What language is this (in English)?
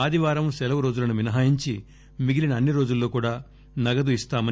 Telugu